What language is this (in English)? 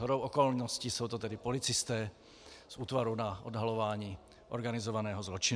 Czech